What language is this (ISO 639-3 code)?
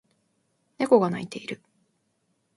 jpn